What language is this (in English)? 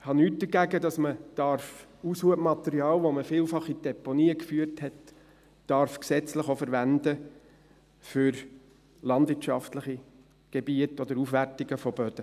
Swiss German